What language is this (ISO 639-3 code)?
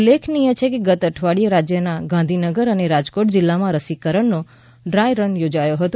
guj